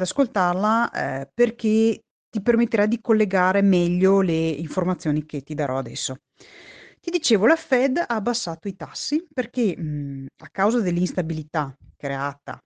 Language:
Italian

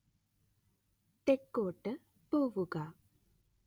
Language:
Malayalam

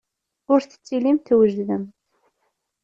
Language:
Kabyle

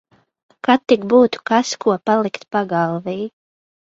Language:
Latvian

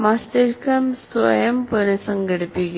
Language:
Malayalam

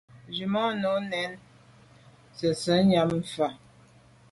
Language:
Medumba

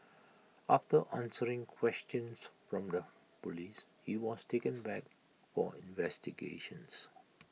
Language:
English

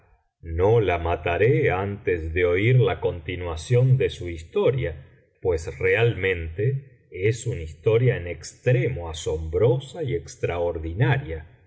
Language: Spanish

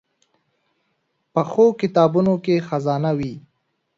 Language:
Pashto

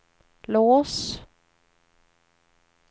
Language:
Swedish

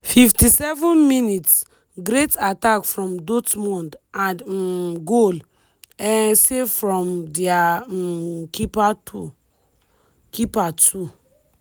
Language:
Nigerian Pidgin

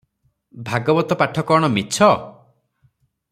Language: Odia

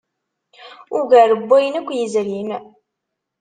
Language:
Kabyle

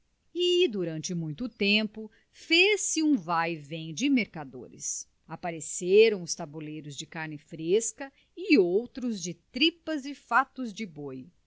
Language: Portuguese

